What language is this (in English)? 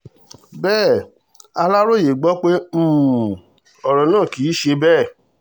Yoruba